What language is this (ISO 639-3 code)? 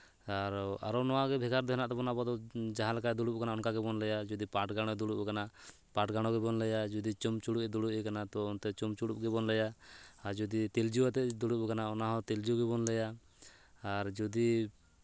sat